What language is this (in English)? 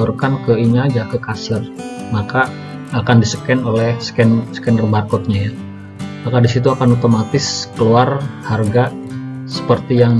Indonesian